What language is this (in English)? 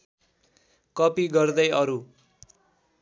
Nepali